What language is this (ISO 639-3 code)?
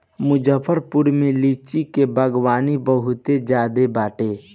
bho